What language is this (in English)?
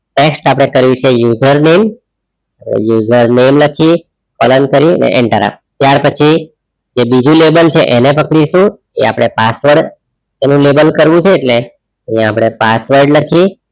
Gujarati